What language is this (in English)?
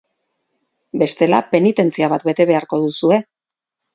Basque